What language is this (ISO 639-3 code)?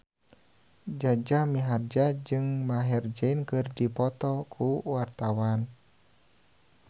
sun